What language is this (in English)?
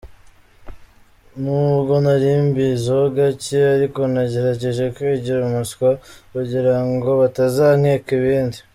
Kinyarwanda